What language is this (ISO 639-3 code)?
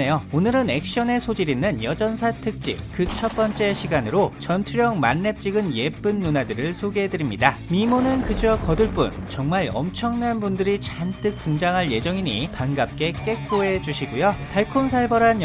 kor